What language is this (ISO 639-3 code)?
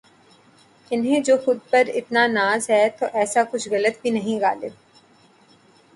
urd